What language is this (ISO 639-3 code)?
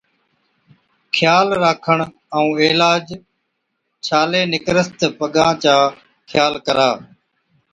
odk